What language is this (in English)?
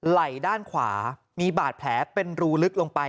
Thai